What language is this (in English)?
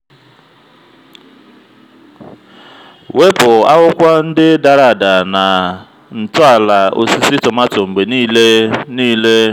Igbo